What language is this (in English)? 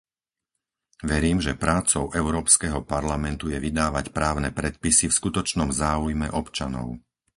Slovak